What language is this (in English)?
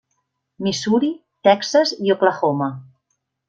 Catalan